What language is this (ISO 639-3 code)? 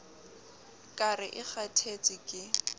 sot